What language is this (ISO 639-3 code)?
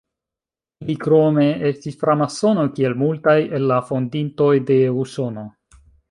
epo